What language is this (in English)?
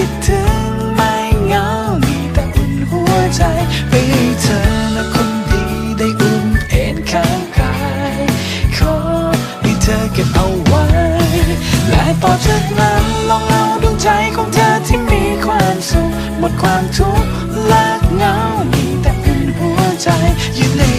Thai